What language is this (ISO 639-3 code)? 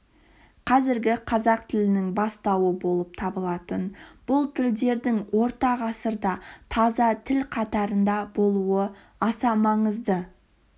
kaz